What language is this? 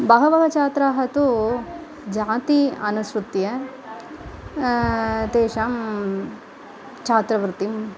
Sanskrit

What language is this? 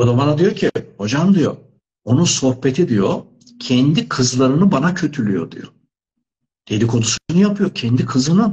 Turkish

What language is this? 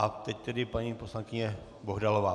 Czech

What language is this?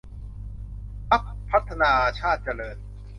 Thai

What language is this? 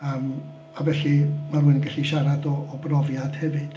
Welsh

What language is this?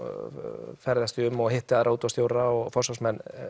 Icelandic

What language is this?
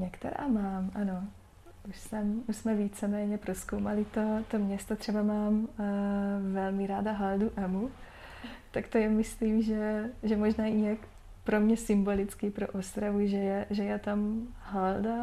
Czech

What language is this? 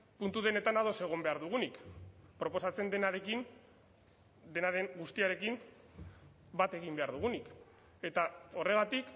Basque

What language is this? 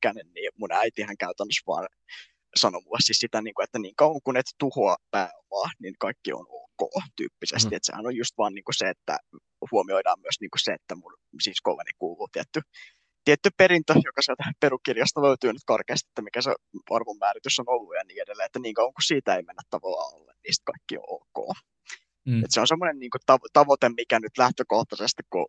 Finnish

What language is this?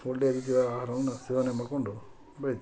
Kannada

